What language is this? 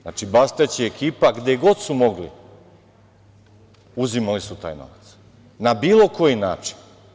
Serbian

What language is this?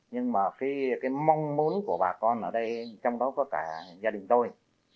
Vietnamese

